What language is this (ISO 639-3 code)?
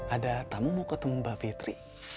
ind